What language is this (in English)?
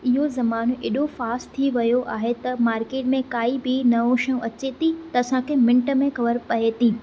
Sindhi